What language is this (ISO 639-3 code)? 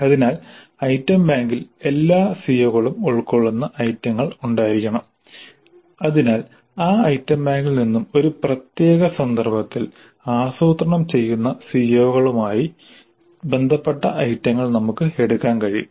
mal